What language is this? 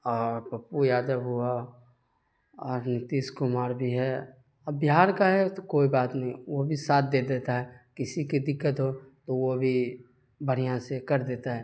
Urdu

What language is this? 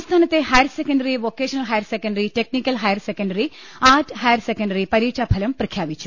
Malayalam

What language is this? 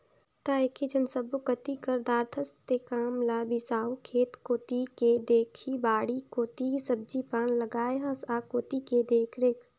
Chhattisgarhi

